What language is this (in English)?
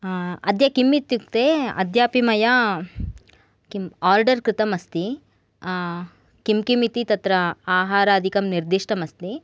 Sanskrit